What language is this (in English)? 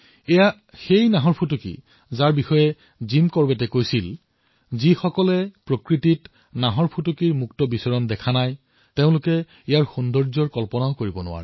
Assamese